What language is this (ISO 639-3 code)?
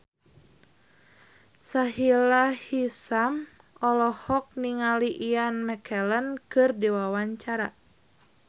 sun